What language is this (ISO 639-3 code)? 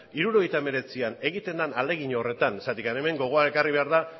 eus